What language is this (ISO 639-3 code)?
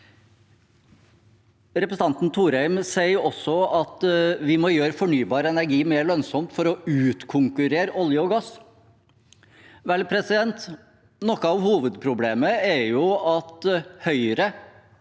nor